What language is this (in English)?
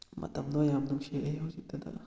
Manipuri